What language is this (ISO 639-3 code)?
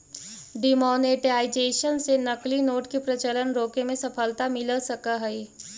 mag